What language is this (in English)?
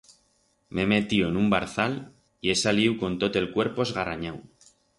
Aragonese